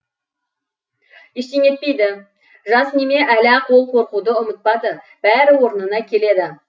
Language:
Kazakh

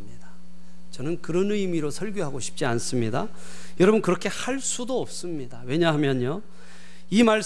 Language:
Korean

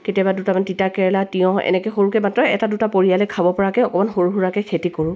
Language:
Assamese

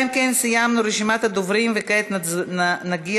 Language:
Hebrew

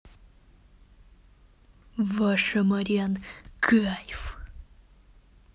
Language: Russian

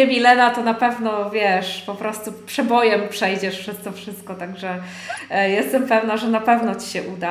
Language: Polish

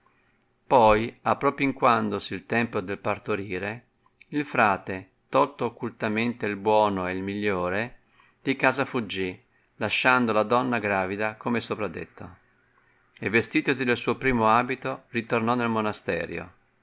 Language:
Italian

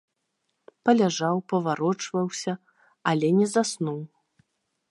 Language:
Belarusian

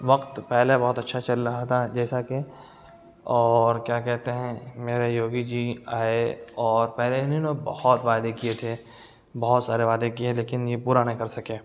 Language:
Urdu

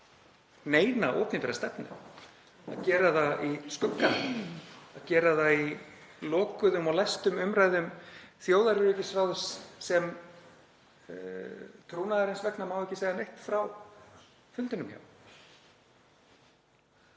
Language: Icelandic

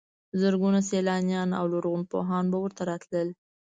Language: Pashto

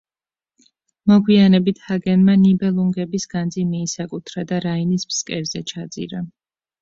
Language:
Georgian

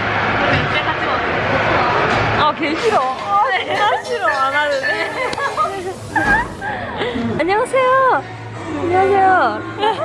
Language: Korean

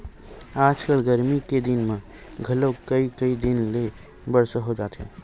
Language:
Chhattisgarhi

